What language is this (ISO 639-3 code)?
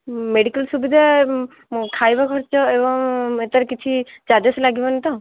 ori